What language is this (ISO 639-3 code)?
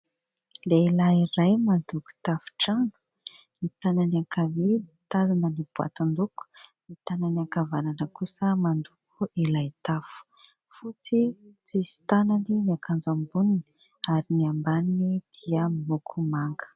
mlg